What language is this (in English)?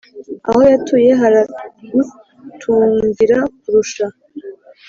Kinyarwanda